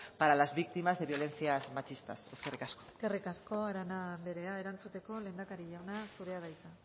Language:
Basque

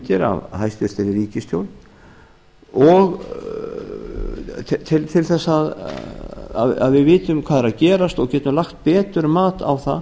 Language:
Icelandic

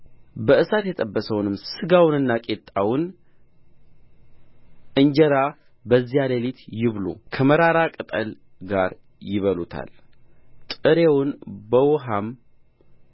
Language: Amharic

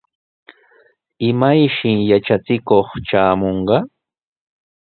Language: Sihuas Ancash Quechua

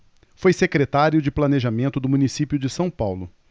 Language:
Portuguese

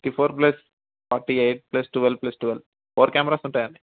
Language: Telugu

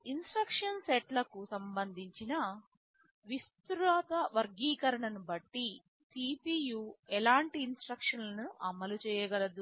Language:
Telugu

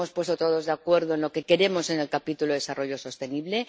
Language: Spanish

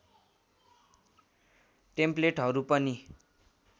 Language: Nepali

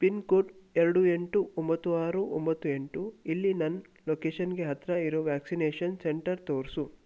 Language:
Kannada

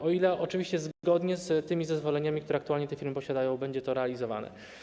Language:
Polish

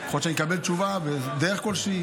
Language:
Hebrew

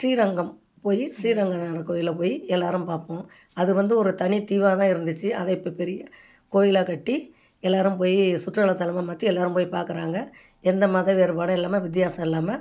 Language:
Tamil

